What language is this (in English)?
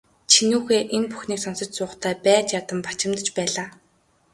Mongolian